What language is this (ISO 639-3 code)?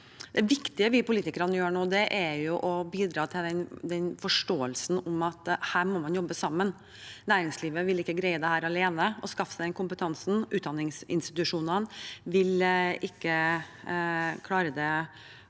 nor